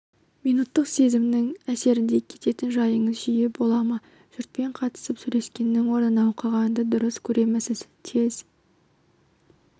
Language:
Kazakh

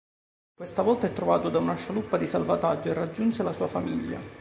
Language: Italian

